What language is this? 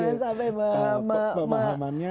Indonesian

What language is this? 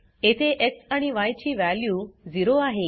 Marathi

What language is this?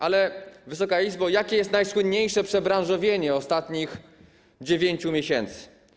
Polish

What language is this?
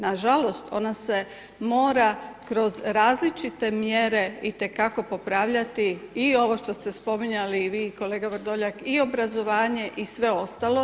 Croatian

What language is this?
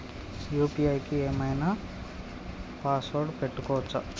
Telugu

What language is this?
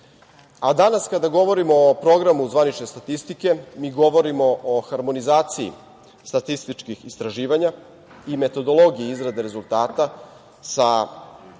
Serbian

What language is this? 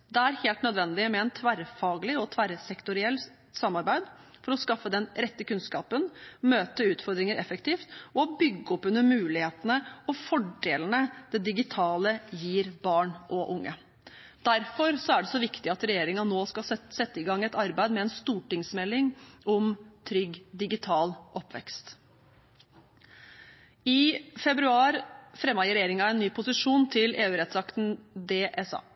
Norwegian Bokmål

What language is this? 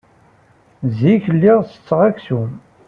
Kabyle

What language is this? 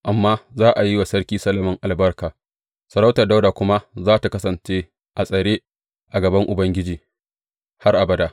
Hausa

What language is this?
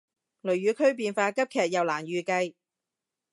Cantonese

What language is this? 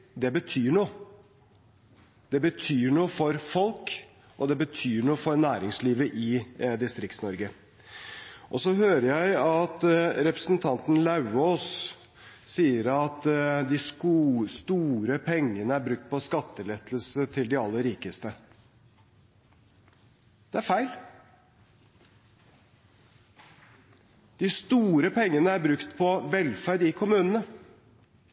Norwegian Bokmål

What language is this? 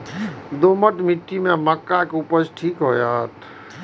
Maithili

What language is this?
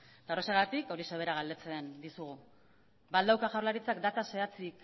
Basque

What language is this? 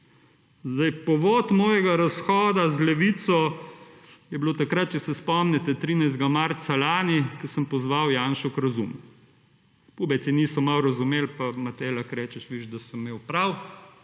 Slovenian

